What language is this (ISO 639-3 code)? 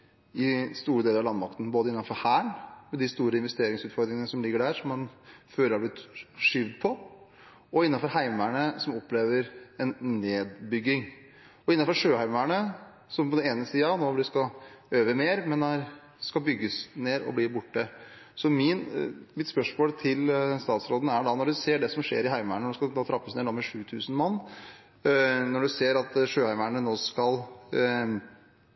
nob